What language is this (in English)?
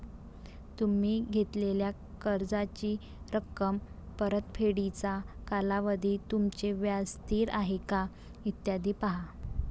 Marathi